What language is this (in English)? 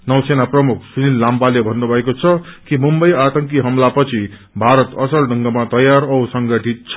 Nepali